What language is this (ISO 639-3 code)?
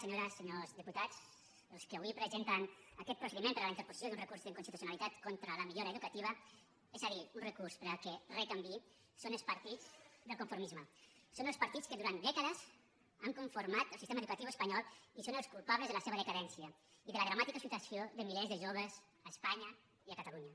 cat